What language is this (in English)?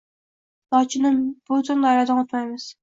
Uzbek